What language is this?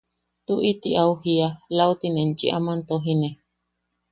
Yaqui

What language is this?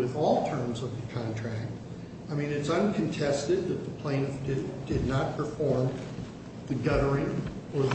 English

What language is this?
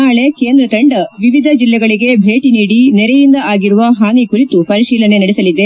Kannada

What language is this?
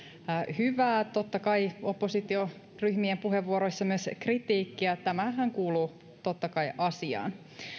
Finnish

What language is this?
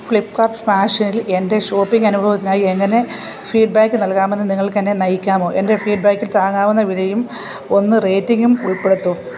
Malayalam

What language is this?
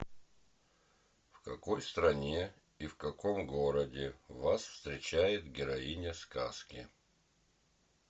Russian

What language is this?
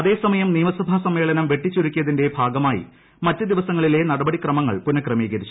Malayalam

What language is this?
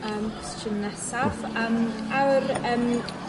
Welsh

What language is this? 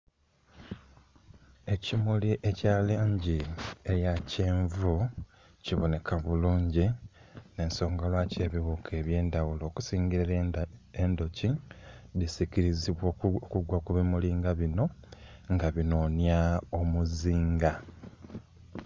Soga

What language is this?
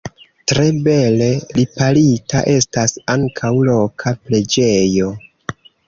Esperanto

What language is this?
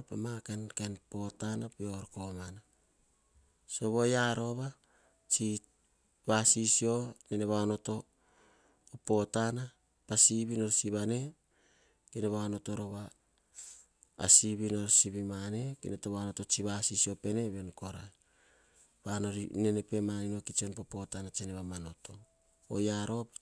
Hahon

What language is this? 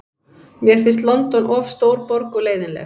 Icelandic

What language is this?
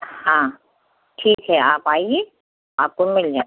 Hindi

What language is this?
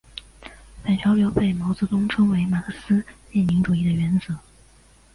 Chinese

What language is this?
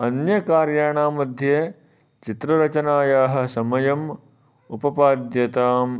Sanskrit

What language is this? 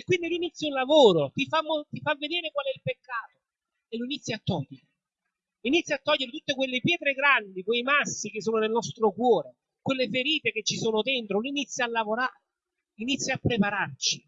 Italian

